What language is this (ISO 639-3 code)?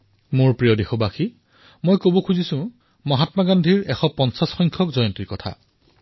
asm